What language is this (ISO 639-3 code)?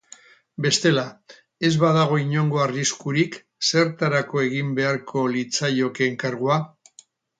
eus